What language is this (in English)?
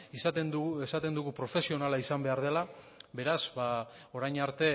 Basque